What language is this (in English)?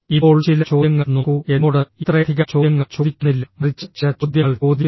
Malayalam